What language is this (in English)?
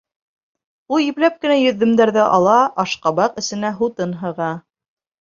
Bashkir